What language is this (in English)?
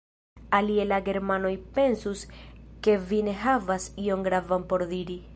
Esperanto